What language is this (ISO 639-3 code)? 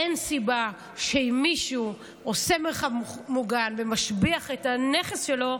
heb